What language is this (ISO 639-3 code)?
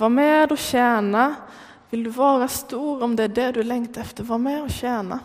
swe